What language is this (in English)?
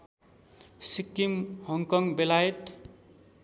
Nepali